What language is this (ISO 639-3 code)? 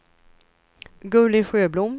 swe